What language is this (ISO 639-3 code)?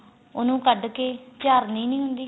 pan